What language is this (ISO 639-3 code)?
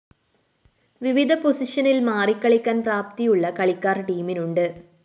mal